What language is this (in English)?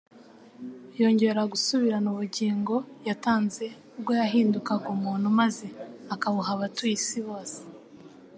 Kinyarwanda